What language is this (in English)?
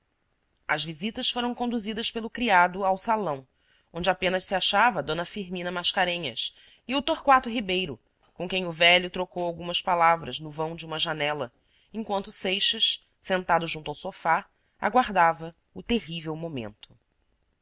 Portuguese